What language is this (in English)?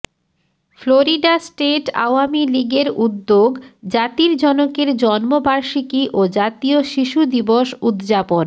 Bangla